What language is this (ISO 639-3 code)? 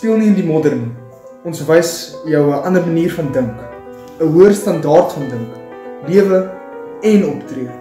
nld